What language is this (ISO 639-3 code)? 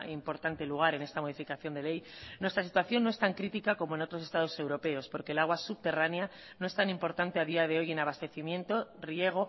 spa